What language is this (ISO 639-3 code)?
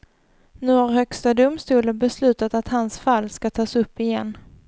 swe